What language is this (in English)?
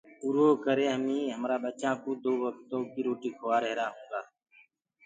Gurgula